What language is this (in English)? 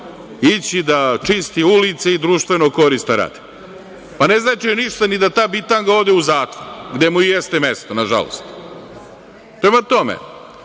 Serbian